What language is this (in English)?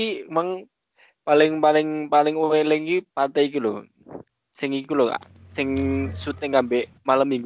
Indonesian